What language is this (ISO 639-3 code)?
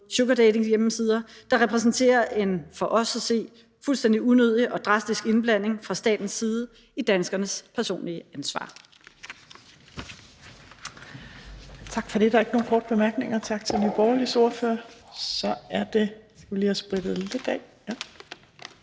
dan